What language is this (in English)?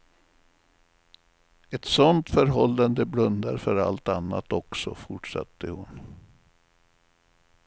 Swedish